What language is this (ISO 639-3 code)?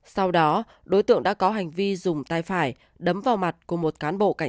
vie